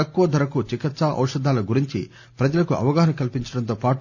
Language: Telugu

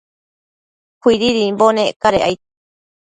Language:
Matsés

